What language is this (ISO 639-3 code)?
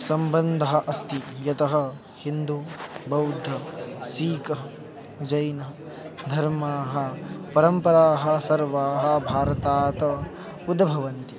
san